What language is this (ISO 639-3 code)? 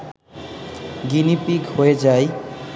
ben